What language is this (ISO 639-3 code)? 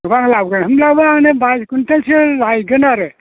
brx